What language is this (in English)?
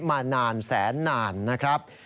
Thai